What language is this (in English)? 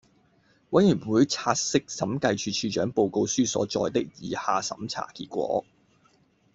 Cantonese